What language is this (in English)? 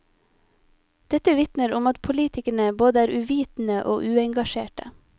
Norwegian